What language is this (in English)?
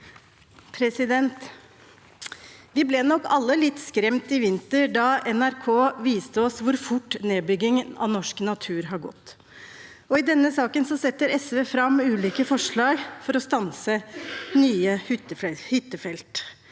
Norwegian